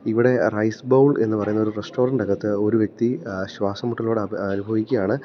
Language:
Malayalam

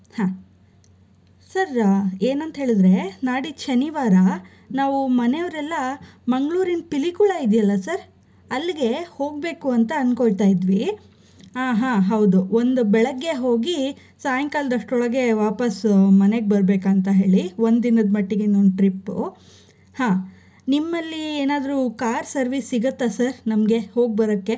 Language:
Kannada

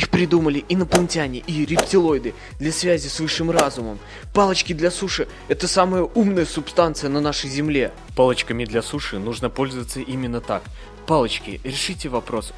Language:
Russian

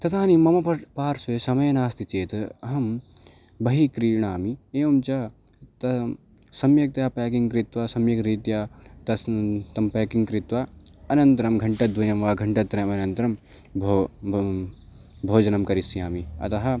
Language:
Sanskrit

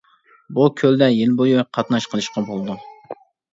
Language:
Uyghur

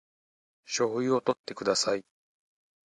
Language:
Japanese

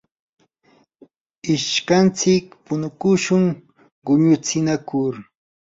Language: Yanahuanca Pasco Quechua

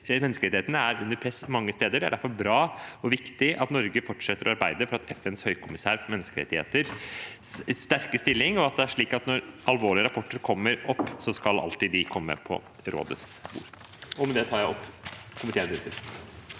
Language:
Norwegian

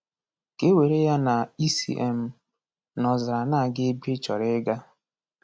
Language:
Igbo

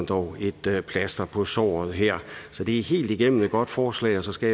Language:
Danish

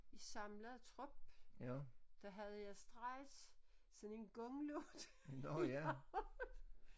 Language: Danish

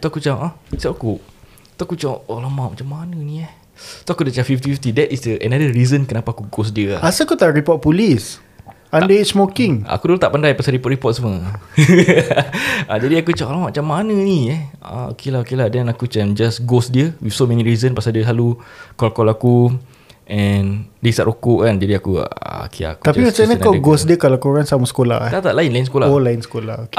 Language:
Malay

